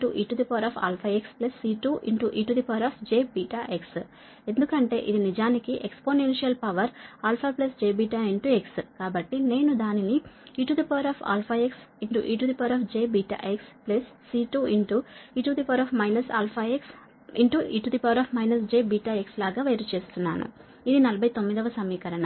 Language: Telugu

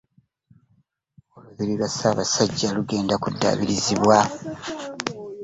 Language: Ganda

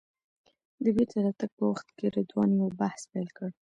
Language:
Pashto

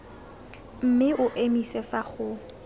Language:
Tswana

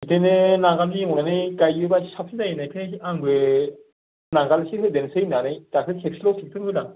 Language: Bodo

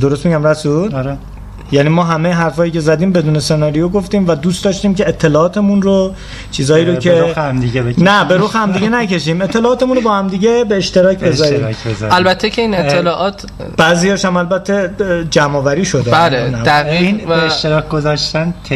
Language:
Persian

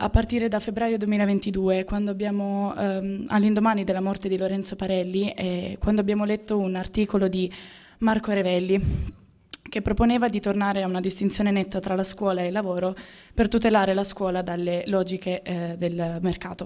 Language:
Italian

